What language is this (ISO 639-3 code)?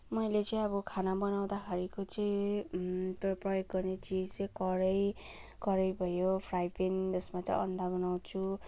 nep